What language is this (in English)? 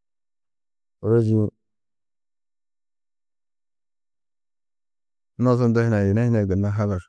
Tedaga